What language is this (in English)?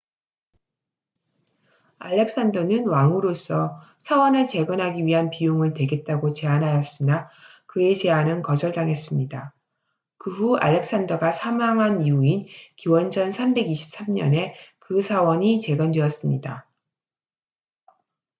Korean